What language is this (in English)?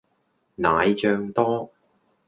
Cantonese